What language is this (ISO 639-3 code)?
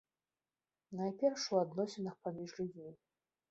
bel